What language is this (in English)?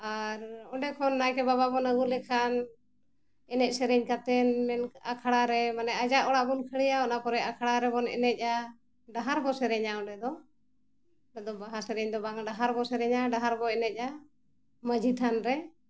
Santali